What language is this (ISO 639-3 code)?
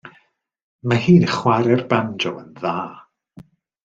cym